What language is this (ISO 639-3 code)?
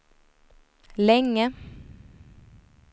swe